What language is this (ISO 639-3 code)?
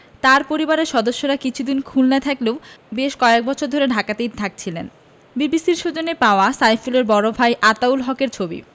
ben